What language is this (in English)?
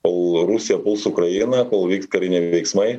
Lithuanian